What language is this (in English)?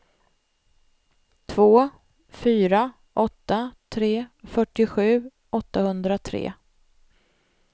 Swedish